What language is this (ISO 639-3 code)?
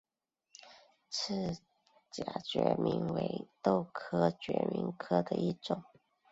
zho